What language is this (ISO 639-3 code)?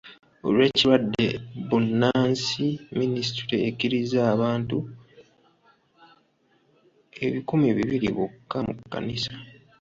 lug